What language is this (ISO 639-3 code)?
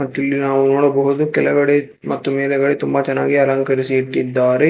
kan